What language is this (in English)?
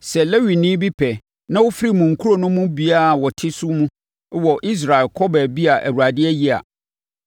Akan